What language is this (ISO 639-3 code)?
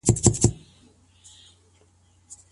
pus